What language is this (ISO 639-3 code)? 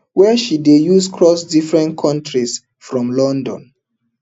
pcm